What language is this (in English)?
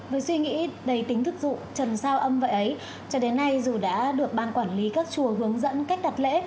Vietnamese